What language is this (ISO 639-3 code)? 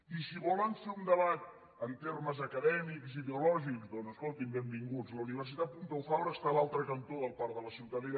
cat